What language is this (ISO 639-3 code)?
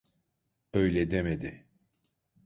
tur